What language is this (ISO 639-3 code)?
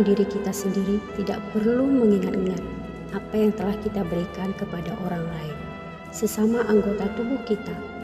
ind